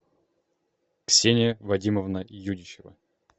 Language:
Russian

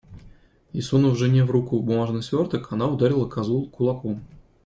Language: Russian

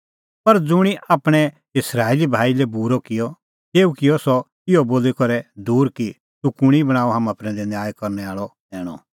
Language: Kullu Pahari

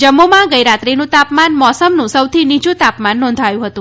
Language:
Gujarati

